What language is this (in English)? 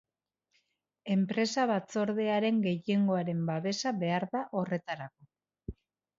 Basque